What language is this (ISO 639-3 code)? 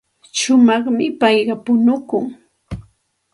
qxt